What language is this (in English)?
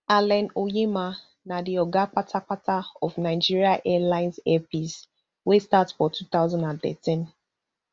Nigerian Pidgin